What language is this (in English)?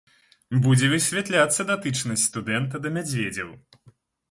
Belarusian